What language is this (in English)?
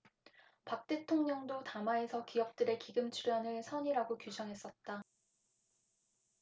Korean